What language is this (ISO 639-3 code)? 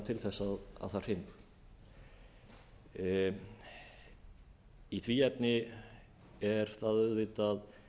isl